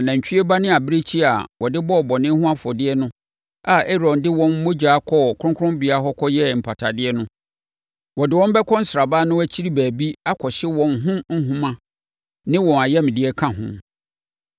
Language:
Akan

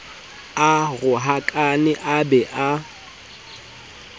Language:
Southern Sotho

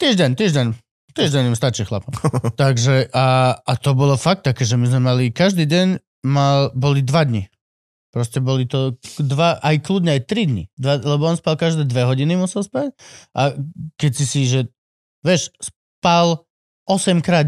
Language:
Slovak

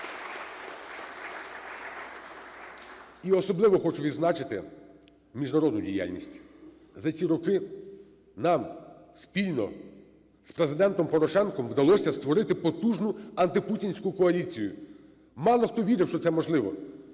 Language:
Ukrainian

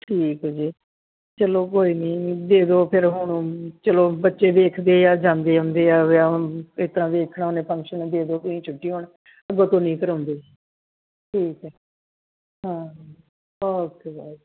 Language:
Punjabi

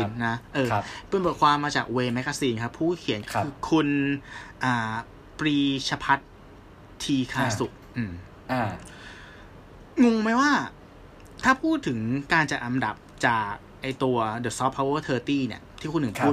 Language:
Thai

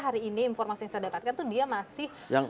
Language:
Indonesian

